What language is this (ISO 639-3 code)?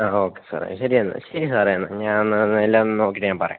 mal